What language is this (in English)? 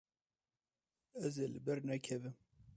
Kurdish